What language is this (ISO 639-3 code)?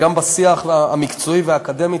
heb